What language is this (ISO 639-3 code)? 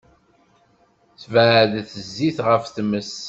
kab